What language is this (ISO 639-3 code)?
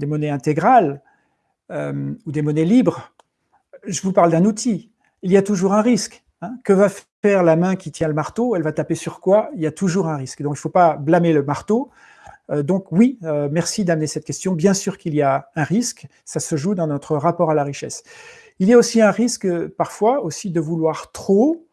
fra